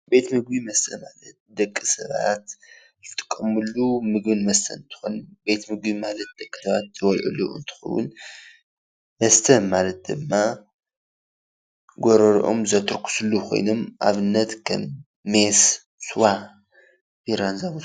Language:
Tigrinya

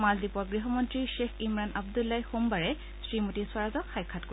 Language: Assamese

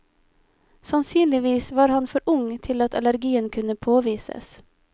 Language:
Norwegian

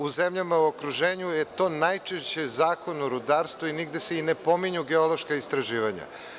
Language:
Serbian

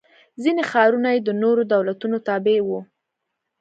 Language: Pashto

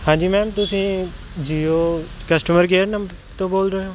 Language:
Punjabi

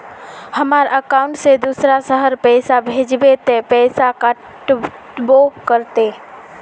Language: Magahi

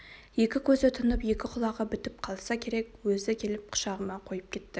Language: Kazakh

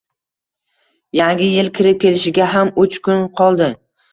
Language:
Uzbek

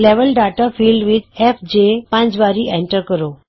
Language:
Punjabi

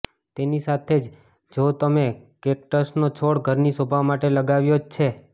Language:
Gujarati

